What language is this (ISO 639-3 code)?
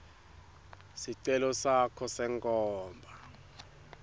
ssw